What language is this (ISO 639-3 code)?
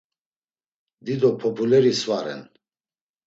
lzz